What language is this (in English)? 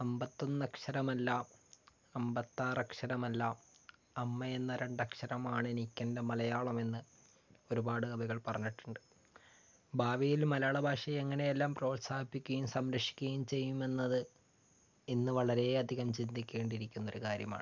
Malayalam